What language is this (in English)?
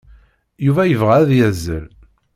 Kabyle